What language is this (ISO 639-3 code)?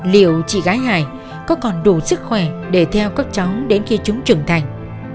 vie